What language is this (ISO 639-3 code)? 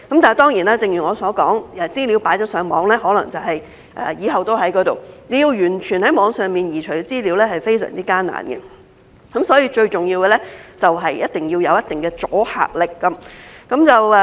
yue